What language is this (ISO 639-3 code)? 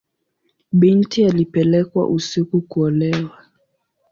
swa